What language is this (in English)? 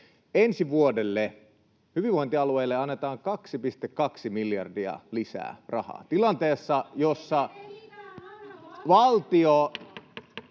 Finnish